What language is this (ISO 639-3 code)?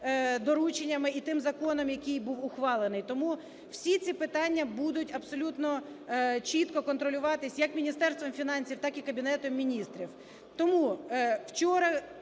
ukr